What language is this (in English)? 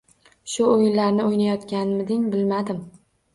Uzbek